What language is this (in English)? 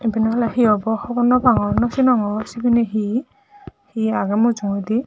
Chakma